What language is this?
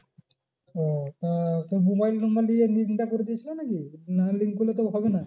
Bangla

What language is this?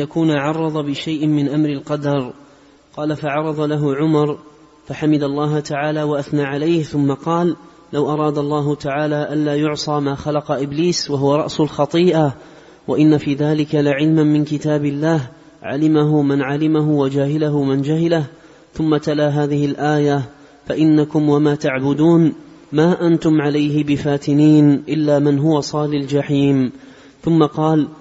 Arabic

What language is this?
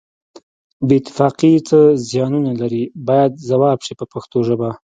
Pashto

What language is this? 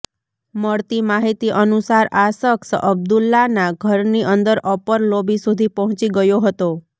Gujarati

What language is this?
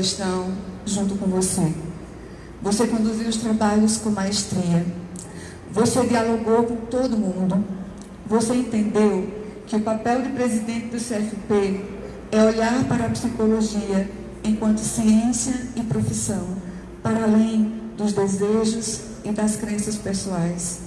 Portuguese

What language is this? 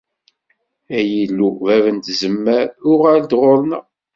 Kabyle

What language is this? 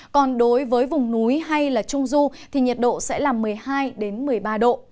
Vietnamese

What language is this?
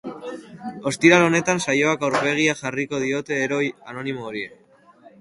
Basque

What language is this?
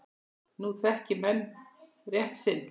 Icelandic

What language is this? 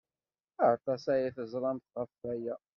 Kabyle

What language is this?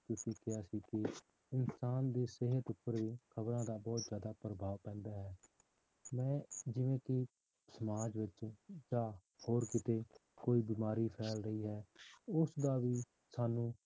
Punjabi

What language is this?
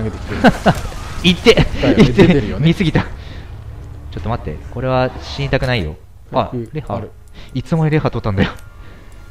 Japanese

